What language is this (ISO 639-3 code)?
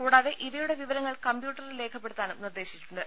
mal